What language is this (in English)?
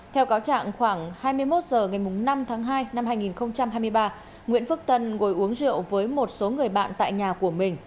Vietnamese